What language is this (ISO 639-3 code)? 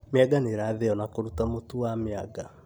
kik